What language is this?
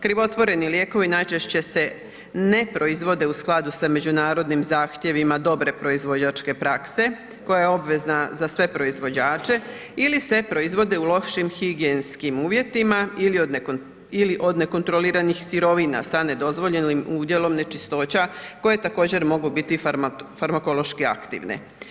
Croatian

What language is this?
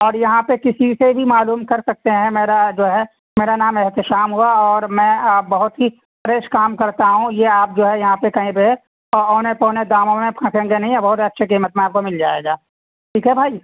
Urdu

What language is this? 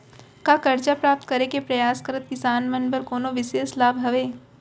Chhattisgarhi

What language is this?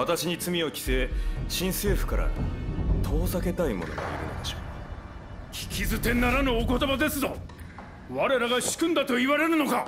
Japanese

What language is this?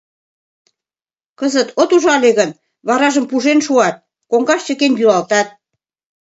Mari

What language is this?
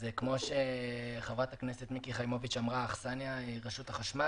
Hebrew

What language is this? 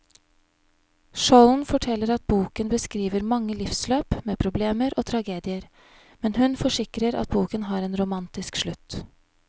Norwegian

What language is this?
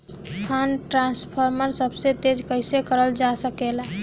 Bhojpuri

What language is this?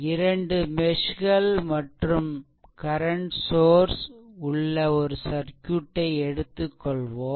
Tamil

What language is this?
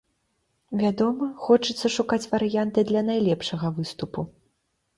Belarusian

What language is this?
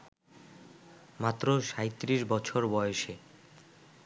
Bangla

